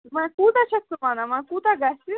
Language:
Kashmiri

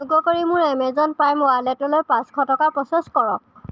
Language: Assamese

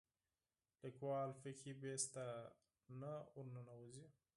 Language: Pashto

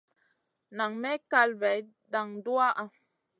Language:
Masana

